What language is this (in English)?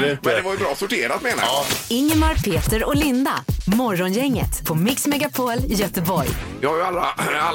Swedish